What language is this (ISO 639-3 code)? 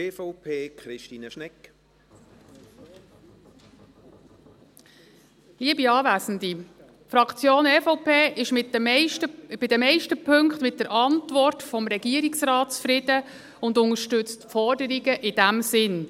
gsw